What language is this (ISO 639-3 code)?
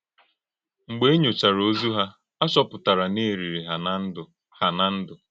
ibo